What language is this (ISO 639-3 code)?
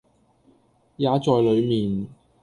yue